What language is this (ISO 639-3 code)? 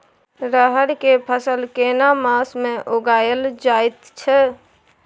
mai